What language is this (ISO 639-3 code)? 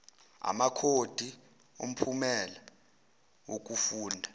zul